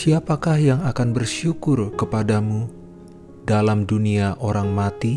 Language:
Indonesian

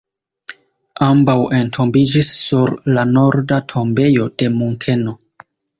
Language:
Esperanto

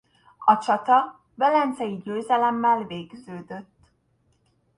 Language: Hungarian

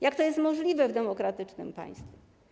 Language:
Polish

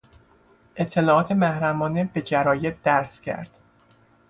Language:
Persian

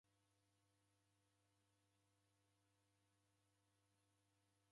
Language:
Taita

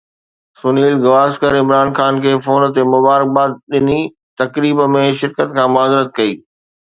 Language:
Sindhi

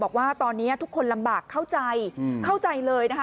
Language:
Thai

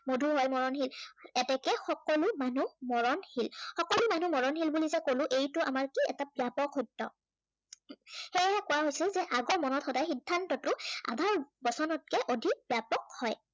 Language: Assamese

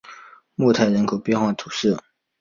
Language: Chinese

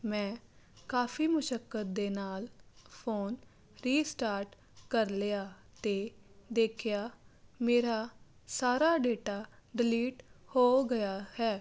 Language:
Punjabi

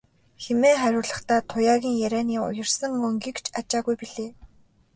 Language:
Mongolian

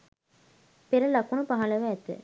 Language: Sinhala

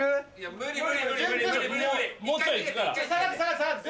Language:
Japanese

